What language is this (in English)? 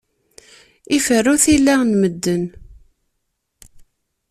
Kabyle